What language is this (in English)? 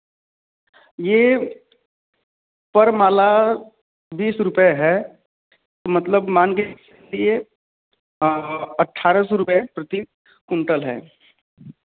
Hindi